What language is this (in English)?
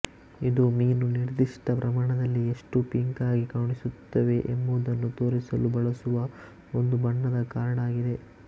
Kannada